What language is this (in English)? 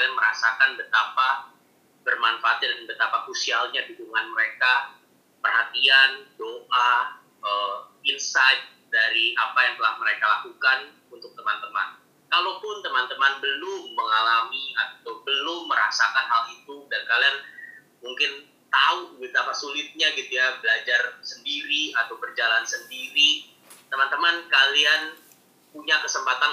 Indonesian